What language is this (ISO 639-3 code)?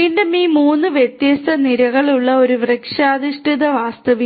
mal